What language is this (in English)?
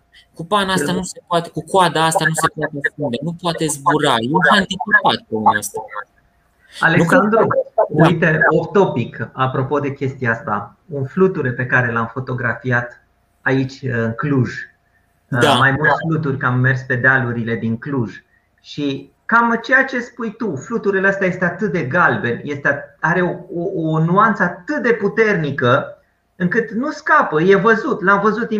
Romanian